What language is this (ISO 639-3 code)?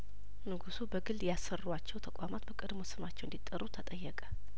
amh